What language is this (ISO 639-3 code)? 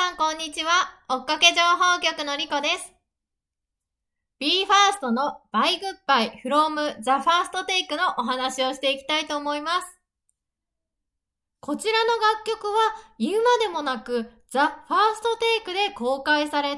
jpn